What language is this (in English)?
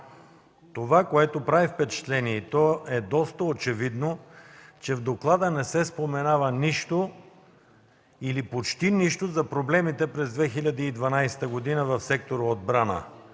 Bulgarian